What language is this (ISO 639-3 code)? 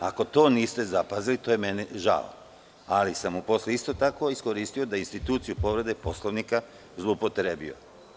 srp